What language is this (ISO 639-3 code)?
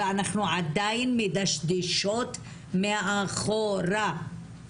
heb